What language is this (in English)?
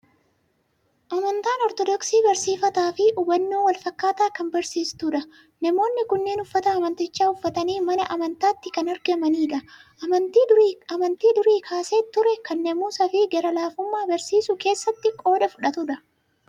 Oromo